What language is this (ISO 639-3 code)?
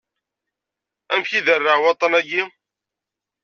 kab